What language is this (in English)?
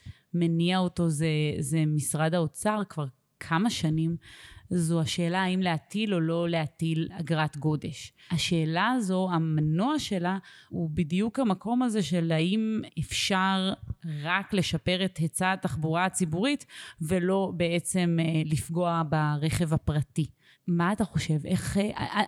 Hebrew